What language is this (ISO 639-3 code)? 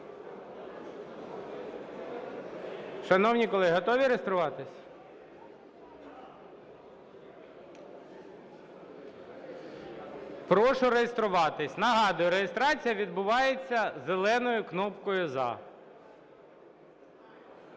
ukr